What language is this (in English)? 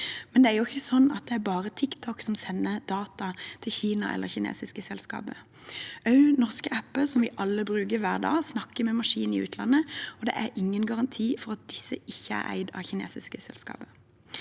Norwegian